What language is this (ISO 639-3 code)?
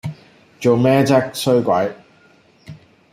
yue